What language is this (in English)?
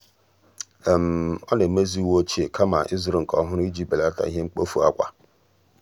Igbo